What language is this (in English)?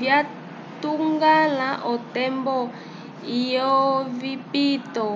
Umbundu